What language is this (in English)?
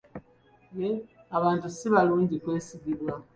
Ganda